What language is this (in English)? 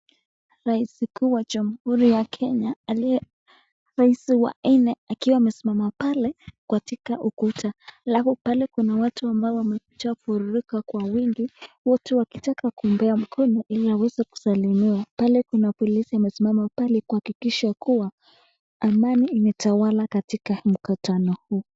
Swahili